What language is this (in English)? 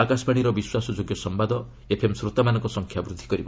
Odia